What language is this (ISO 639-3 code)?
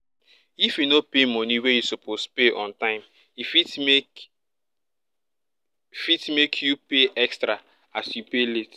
pcm